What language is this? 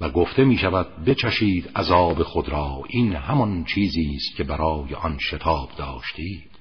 Persian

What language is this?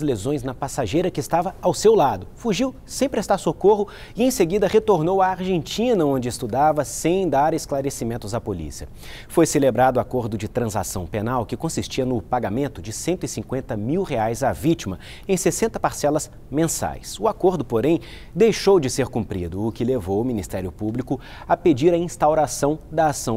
Portuguese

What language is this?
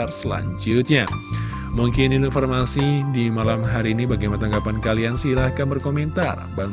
Indonesian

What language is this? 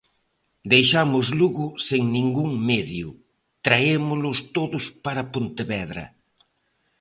Galician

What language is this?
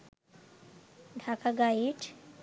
Bangla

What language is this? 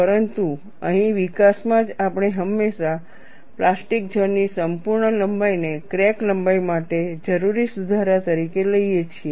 Gujarati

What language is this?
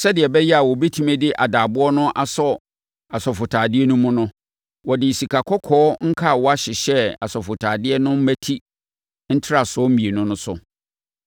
Akan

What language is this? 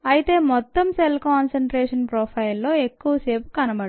Telugu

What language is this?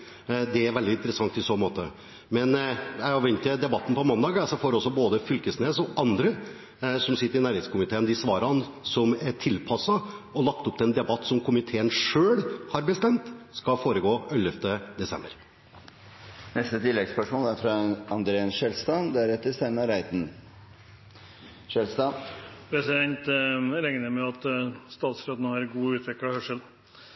Norwegian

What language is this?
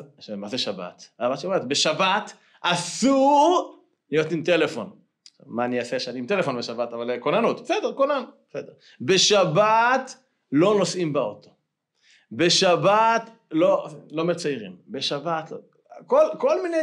Hebrew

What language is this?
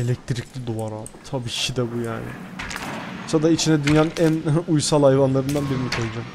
Turkish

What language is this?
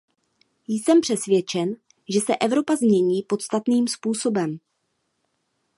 Czech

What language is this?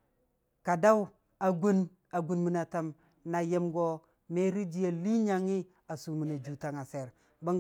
Dijim-Bwilim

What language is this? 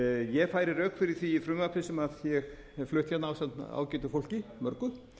Icelandic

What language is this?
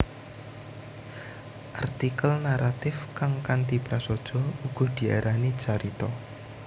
Javanese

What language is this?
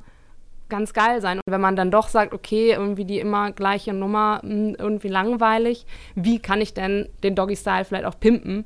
German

